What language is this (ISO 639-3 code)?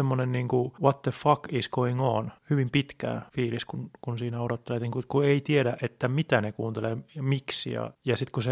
fin